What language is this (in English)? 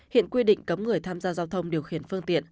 Vietnamese